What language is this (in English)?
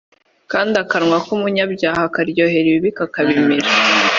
Kinyarwanda